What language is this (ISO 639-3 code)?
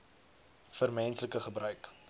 afr